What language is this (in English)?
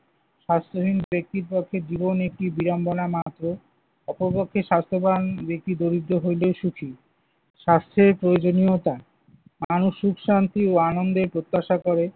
Bangla